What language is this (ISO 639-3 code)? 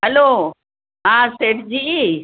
snd